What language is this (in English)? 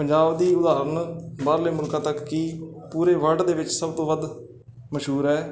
Punjabi